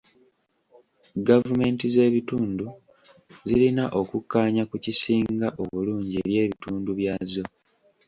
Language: Ganda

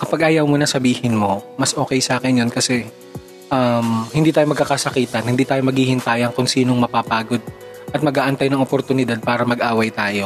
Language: Filipino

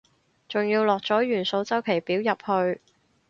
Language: Cantonese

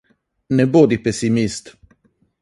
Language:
Slovenian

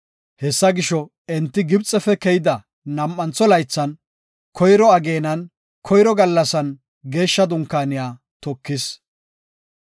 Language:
Gofa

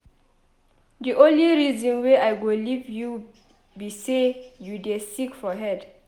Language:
Nigerian Pidgin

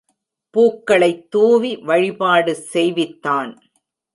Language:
Tamil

